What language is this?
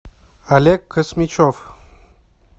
Russian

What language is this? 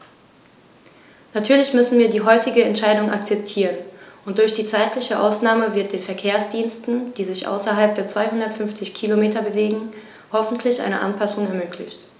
German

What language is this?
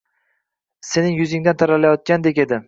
Uzbek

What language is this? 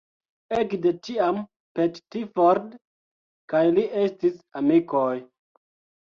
Esperanto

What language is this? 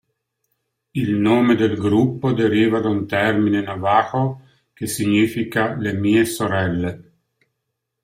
Italian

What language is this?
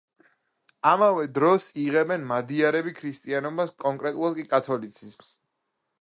Georgian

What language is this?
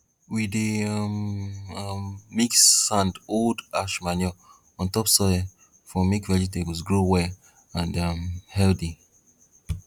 Nigerian Pidgin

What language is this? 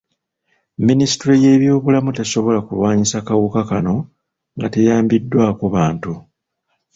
Ganda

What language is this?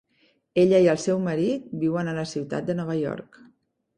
Catalan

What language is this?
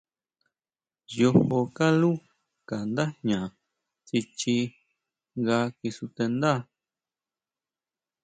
Huautla Mazatec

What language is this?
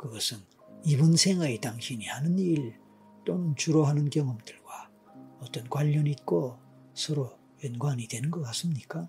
Korean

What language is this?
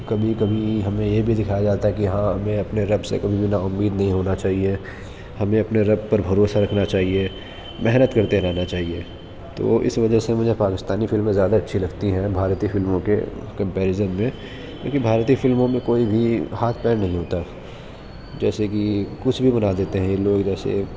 Urdu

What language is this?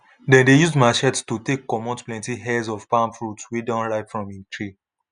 Nigerian Pidgin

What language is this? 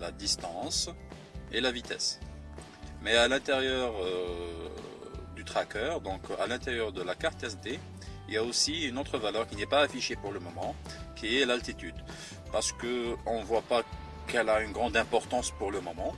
French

